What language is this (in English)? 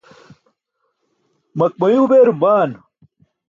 Burushaski